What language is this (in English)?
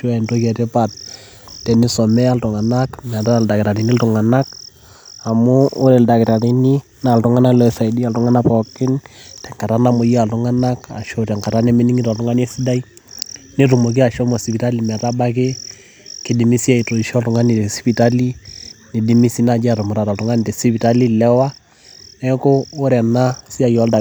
Masai